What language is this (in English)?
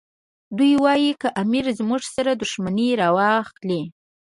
Pashto